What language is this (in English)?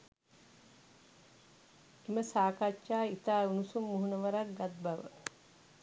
Sinhala